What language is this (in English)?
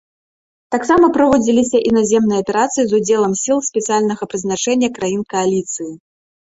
Belarusian